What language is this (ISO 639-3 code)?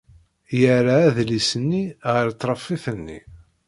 kab